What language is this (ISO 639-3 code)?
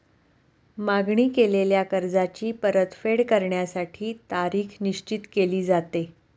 mar